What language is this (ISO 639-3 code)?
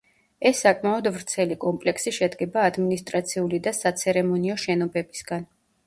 kat